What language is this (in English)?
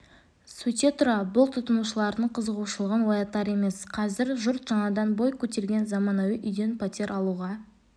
Kazakh